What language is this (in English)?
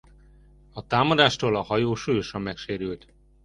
Hungarian